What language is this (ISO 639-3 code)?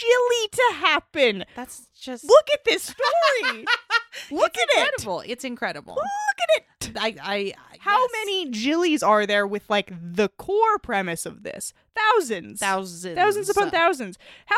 eng